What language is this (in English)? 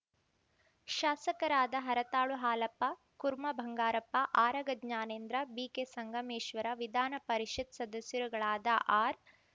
Kannada